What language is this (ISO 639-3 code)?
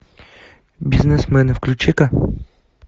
rus